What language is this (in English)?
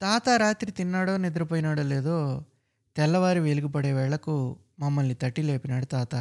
Telugu